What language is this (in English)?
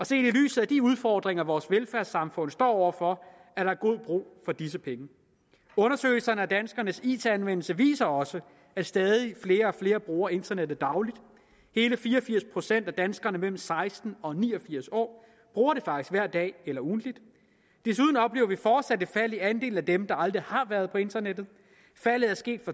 Danish